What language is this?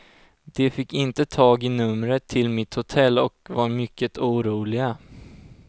Swedish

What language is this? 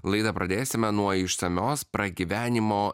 Lithuanian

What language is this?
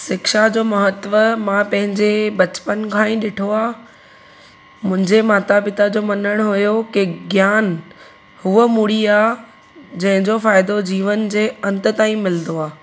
Sindhi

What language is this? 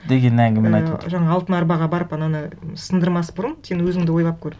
Kazakh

